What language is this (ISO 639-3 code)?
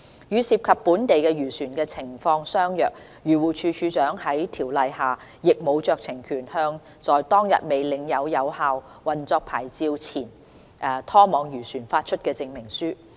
yue